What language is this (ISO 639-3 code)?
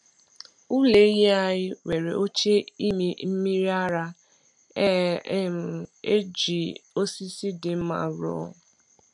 ibo